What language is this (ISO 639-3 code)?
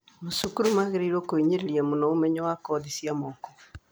kik